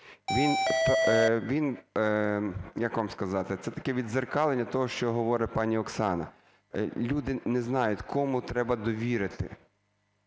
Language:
Ukrainian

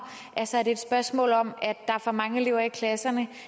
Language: Danish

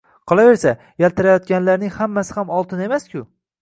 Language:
Uzbek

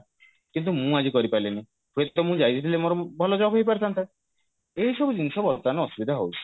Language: Odia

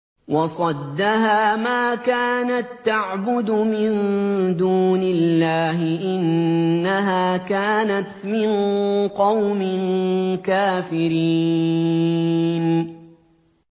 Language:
Arabic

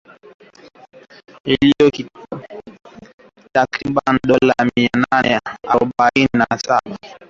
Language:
Swahili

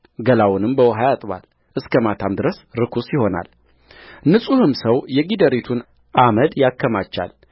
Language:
Amharic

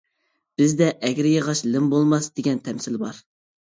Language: Uyghur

